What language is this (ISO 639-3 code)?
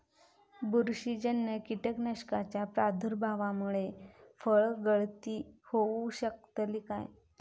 mar